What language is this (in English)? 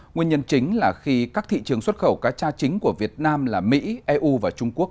Vietnamese